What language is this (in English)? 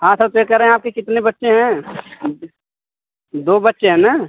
Hindi